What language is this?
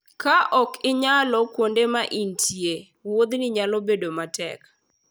Luo (Kenya and Tanzania)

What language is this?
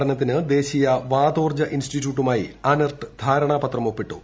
Malayalam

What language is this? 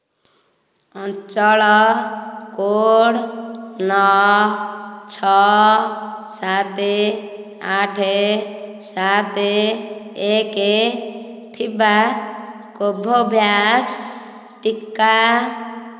Odia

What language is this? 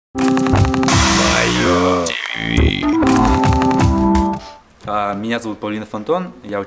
Russian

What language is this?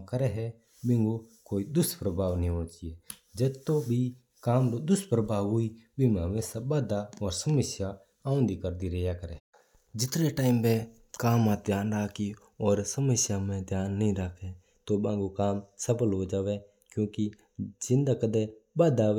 Mewari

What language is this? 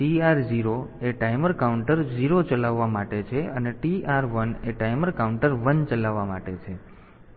Gujarati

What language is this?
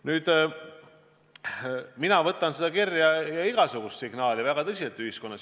Estonian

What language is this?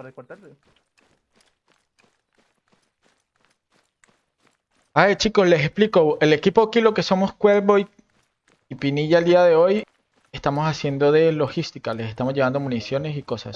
Spanish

